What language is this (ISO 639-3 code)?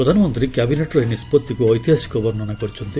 ori